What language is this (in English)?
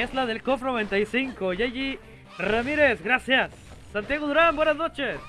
Spanish